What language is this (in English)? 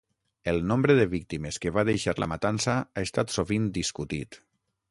Catalan